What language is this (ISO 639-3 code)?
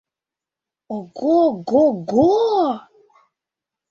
chm